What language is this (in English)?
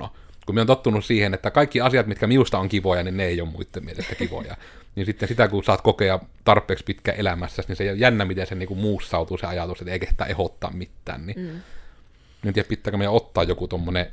Finnish